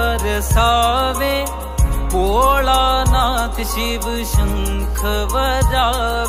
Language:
Punjabi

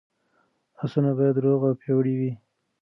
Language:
Pashto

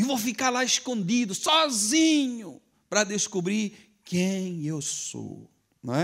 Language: Portuguese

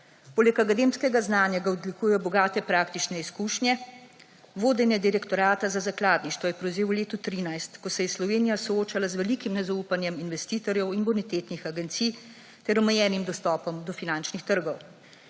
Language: Slovenian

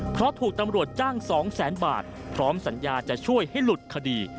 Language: Thai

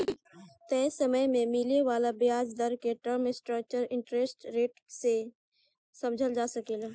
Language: Bhojpuri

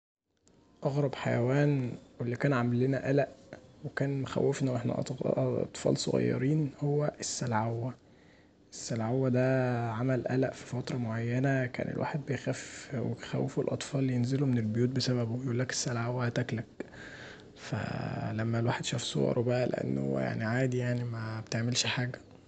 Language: Egyptian Arabic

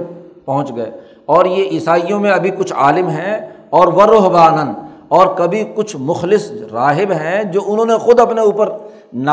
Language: Urdu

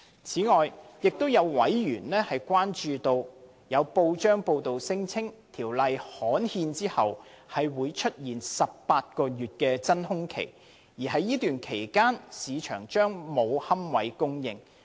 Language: Cantonese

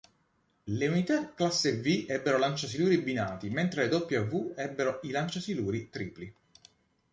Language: Italian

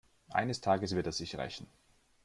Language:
German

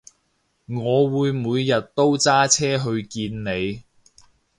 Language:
Cantonese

